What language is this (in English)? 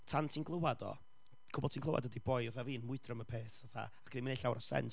Welsh